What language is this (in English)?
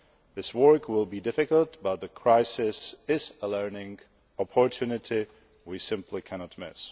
English